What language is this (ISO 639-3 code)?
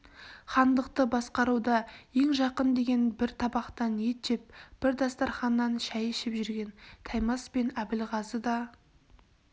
kaz